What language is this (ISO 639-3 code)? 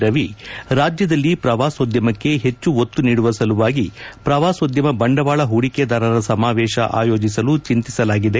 kan